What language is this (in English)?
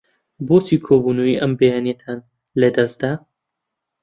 Central Kurdish